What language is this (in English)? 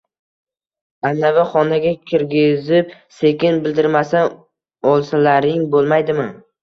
Uzbek